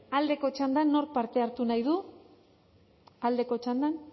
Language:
Basque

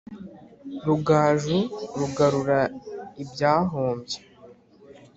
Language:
Kinyarwanda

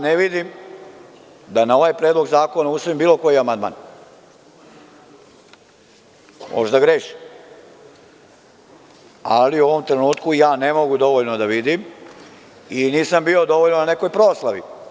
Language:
Serbian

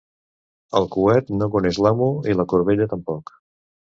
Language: Catalan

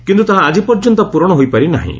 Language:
Odia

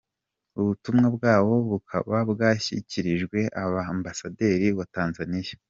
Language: Kinyarwanda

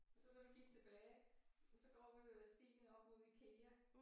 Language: Danish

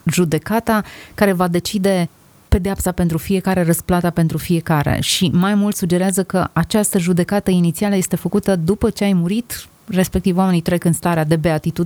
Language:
Romanian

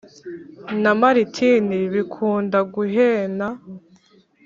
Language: Kinyarwanda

